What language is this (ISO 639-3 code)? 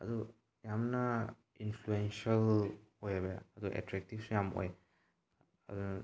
mni